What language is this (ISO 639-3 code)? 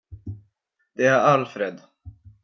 swe